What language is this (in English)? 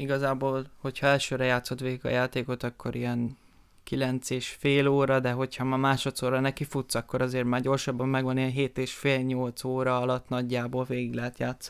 Hungarian